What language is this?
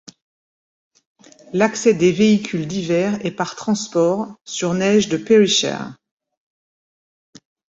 French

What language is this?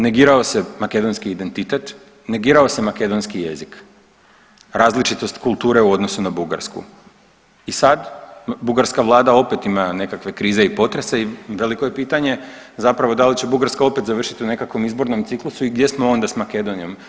Croatian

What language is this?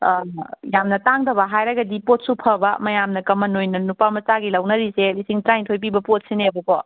Manipuri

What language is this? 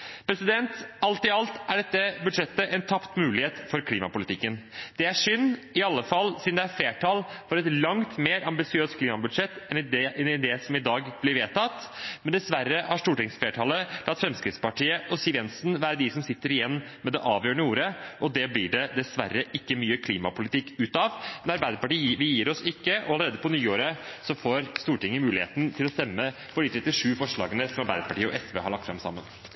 Norwegian Bokmål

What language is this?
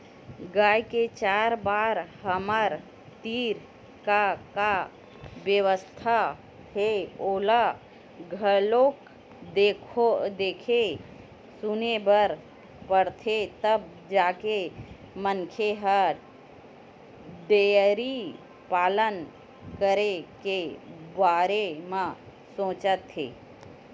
Chhattisgarhi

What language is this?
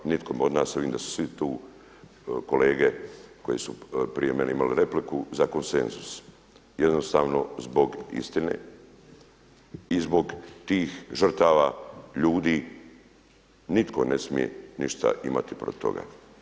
Croatian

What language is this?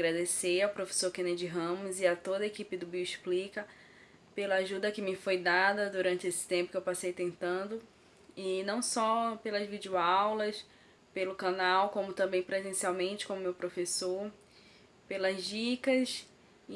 Portuguese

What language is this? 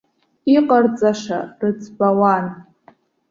Abkhazian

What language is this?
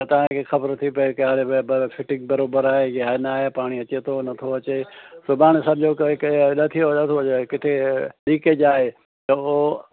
Sindhi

